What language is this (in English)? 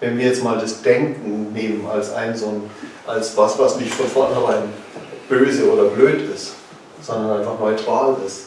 German